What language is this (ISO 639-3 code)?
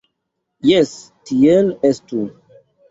epo